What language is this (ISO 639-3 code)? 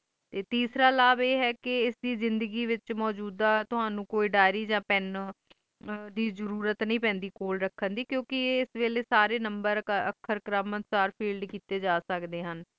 pan